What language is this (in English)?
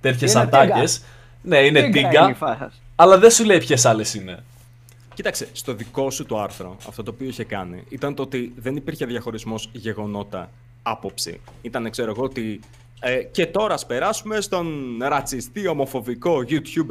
Greek